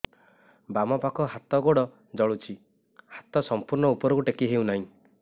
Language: Odia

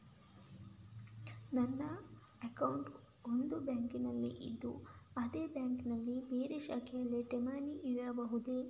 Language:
Kannada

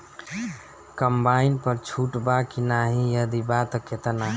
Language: Bhojpuri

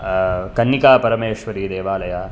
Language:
Sanskrit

